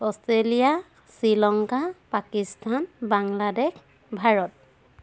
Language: Assamese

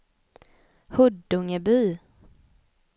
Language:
Swedish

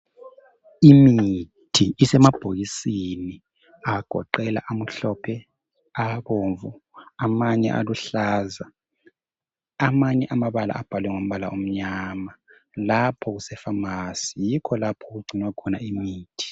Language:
North Ndebele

